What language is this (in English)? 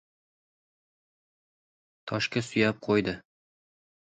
Uzbek